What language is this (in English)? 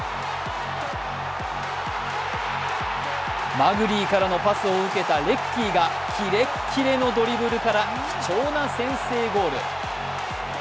Japanese